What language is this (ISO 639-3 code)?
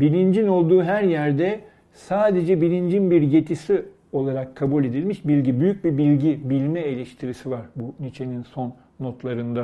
tur